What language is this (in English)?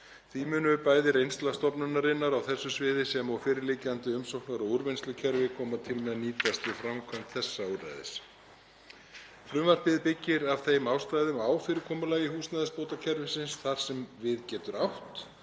Icelandic